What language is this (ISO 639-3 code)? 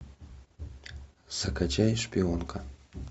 rus